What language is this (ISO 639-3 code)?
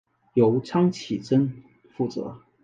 zho